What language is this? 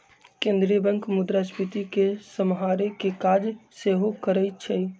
Magahi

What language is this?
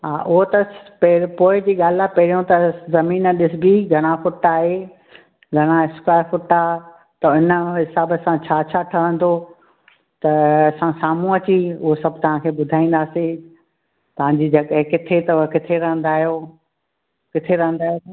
Sindhi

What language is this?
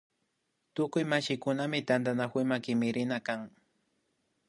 Imbabura Highland Quichua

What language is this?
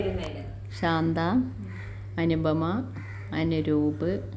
Malayalam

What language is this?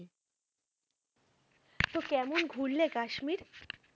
Bangla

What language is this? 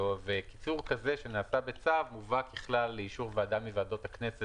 Hebrew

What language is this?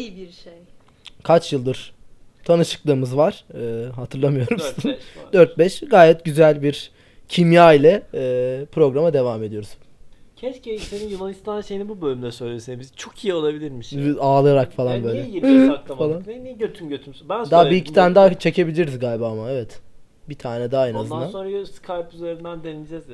Turkish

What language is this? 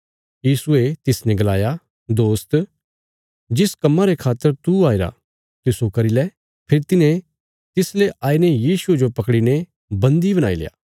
Bilaspuri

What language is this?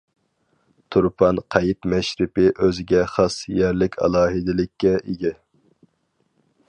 Uyghur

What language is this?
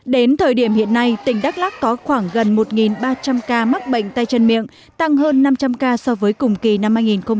Vietnamese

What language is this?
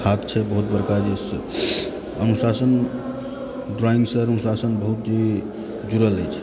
Maithili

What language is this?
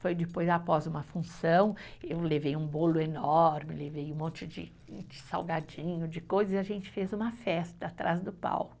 Portuguese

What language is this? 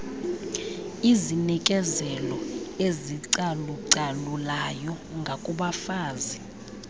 Xhosa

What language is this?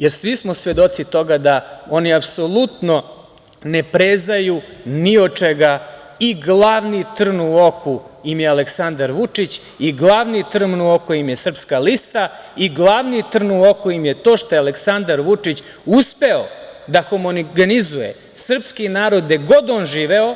Serbian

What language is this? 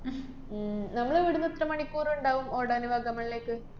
Malayalam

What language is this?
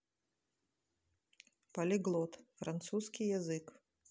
Russian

